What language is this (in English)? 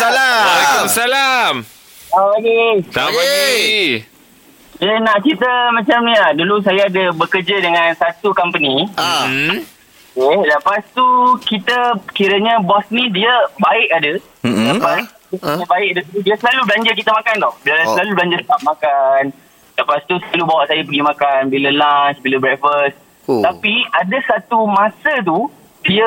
Malay